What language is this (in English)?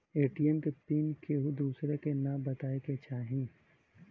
Bhojpuri